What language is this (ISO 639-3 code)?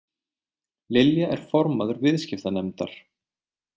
isl